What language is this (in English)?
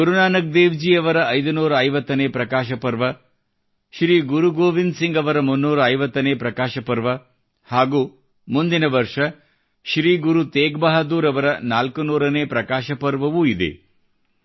Kannada